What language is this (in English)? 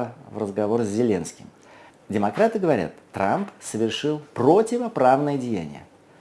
Russian